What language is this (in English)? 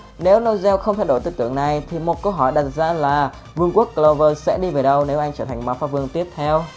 Vietnamese